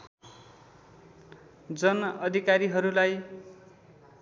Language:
Nepali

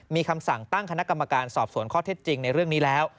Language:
Thai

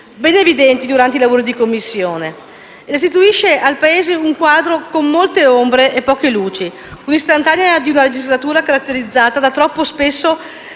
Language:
Italian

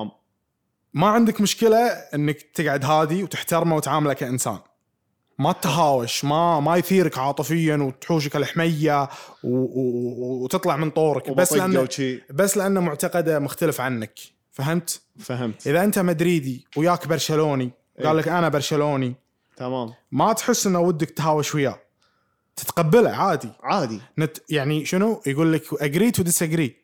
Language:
Arabic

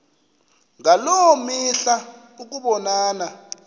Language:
Xhosa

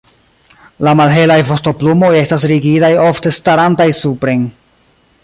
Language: Esperanto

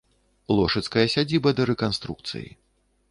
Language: Belarusian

